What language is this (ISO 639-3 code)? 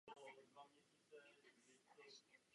ces